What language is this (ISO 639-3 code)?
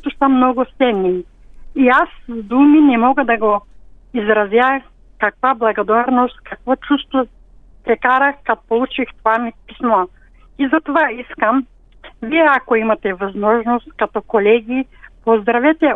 bul